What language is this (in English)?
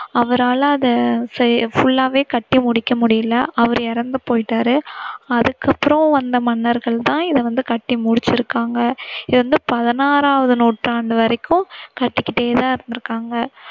Tamil